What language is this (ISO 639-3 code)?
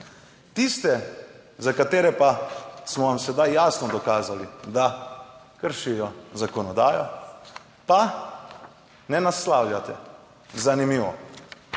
slv